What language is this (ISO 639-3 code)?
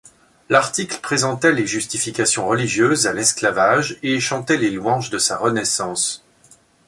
fra